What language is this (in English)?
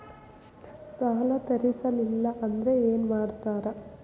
Kannada